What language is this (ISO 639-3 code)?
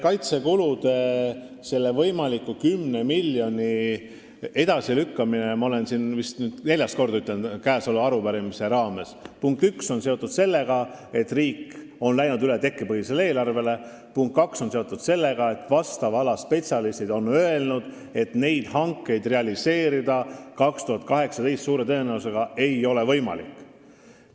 est